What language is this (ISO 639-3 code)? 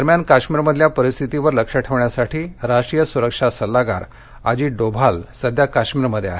mar